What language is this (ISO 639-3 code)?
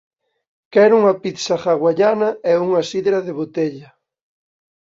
glg